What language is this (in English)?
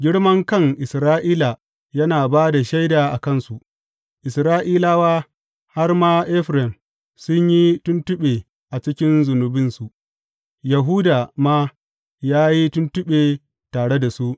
Hausa